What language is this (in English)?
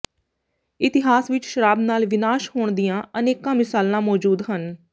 Punjabi